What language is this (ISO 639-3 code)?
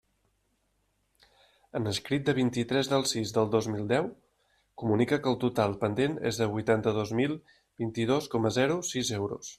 cat